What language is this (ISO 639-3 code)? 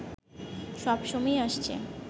ben